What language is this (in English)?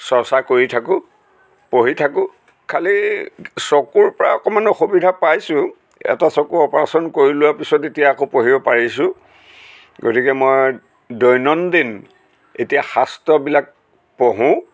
Assamese